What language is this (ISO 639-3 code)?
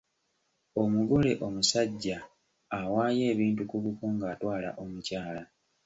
lug